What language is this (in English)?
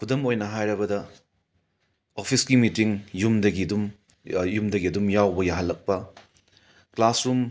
Manipuri